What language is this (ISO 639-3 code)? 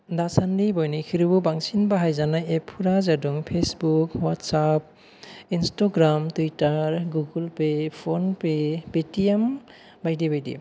brx